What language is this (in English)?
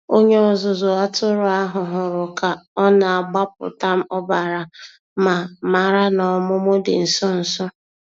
Igbo